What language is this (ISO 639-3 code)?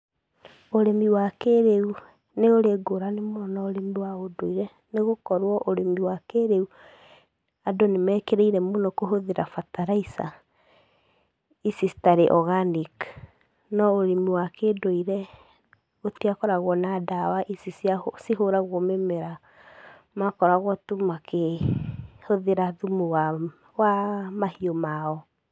kik